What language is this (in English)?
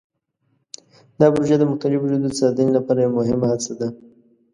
Pashto